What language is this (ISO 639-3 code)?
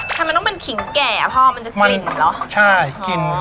tha